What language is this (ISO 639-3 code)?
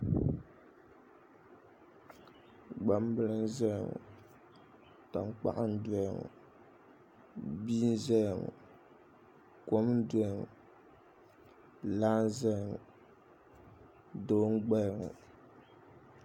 dag